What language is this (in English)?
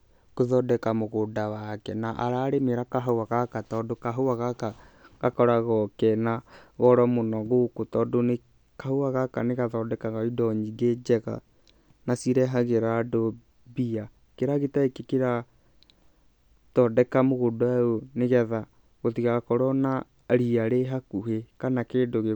Kikuyu